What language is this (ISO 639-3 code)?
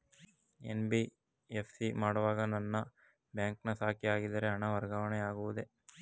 kan